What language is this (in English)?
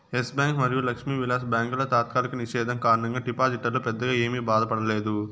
Telugu